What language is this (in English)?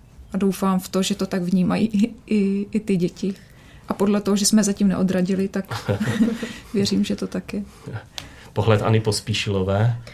Czech